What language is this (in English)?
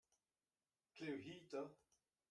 Breton